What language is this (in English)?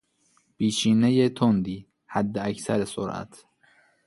Persian